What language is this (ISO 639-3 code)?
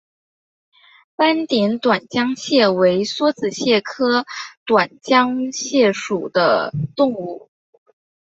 zho